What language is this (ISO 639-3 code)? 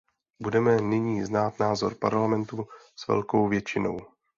ces